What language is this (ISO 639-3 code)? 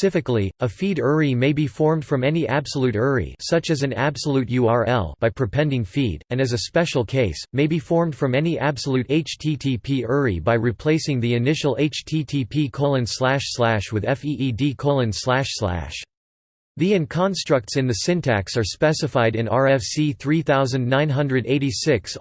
eng